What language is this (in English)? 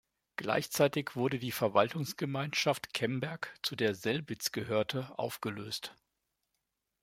German